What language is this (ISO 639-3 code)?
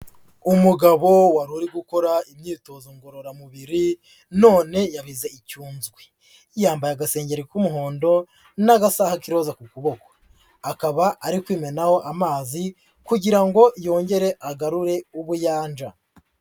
kin